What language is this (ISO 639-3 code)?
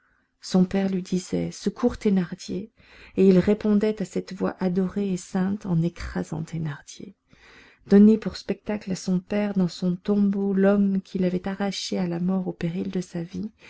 fra